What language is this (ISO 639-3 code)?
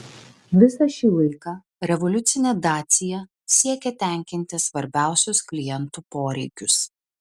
lit